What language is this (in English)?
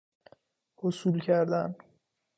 Persian